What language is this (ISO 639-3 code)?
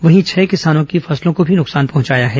hin